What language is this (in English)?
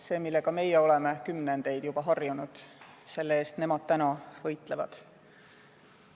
Estonian